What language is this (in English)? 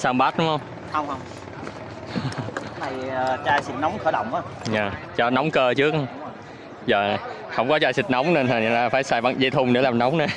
Vietnamese